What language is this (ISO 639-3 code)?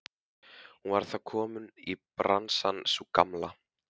isl